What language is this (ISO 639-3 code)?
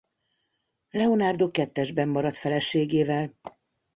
hun